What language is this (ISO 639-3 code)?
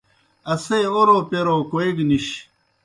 plk